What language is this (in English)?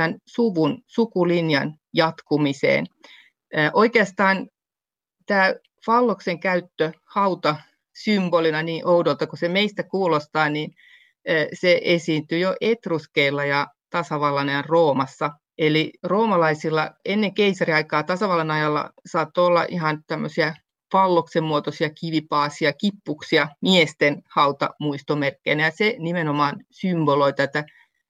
Finnish